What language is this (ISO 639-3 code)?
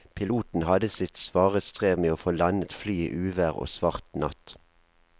nor